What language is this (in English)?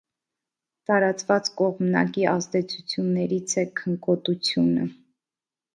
Armenian